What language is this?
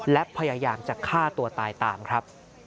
Thai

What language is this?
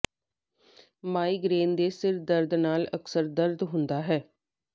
Punjabi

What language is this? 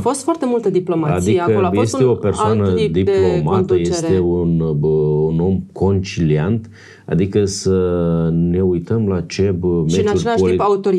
Romanian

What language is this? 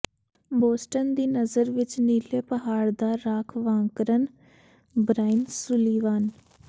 Punjabi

